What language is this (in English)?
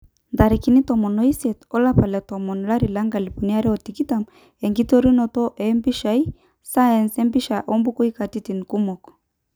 Masai